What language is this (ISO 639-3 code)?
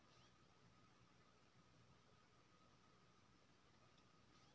mai